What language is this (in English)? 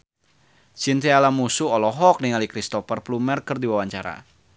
Sundanese